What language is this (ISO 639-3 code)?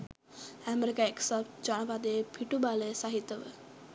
sin